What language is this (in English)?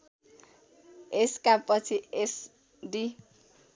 Nepali